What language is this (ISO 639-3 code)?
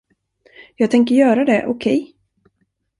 swe